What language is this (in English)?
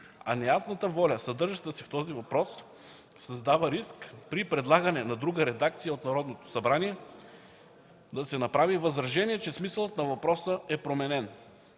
Bulgarian